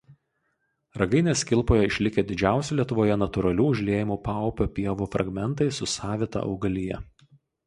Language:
Lithuanian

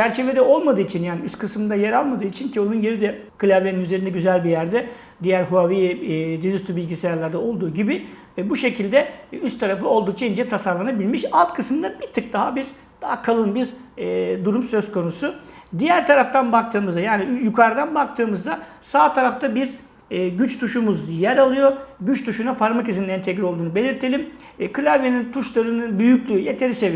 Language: Turkish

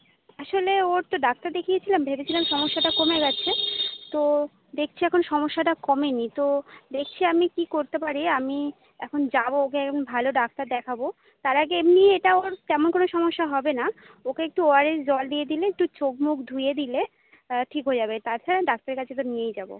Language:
Bangla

